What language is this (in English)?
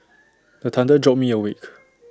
English